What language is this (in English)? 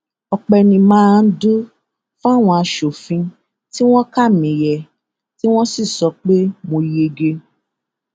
Yoruba